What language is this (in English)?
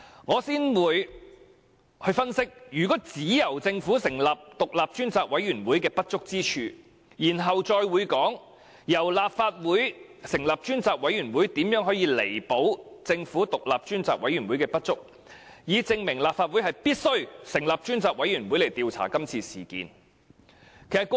Cantonese